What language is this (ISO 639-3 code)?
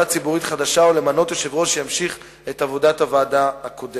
heb